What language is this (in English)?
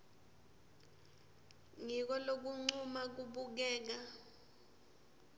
Swati